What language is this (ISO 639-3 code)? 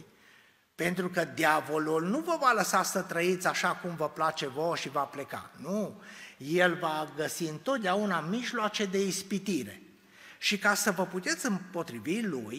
ron